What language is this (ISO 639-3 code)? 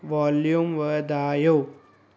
snd